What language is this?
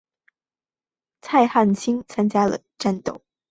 Chinese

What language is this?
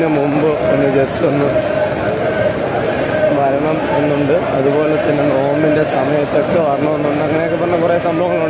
Arabic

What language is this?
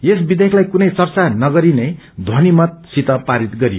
Nepali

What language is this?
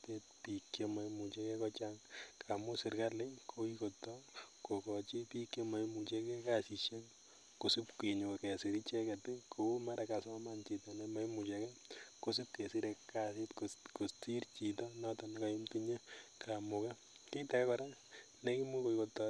Kalenjin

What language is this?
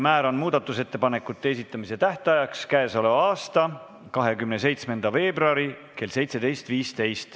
Estonian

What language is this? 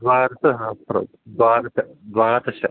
Sanskrit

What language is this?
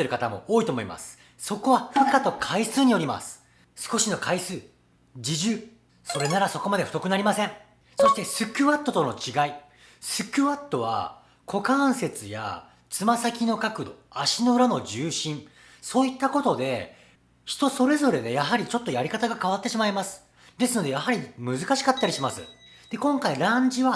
Japanese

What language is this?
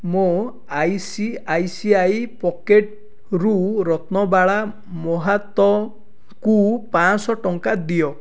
Odia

